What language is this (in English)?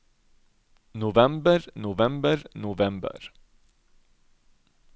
Norwegian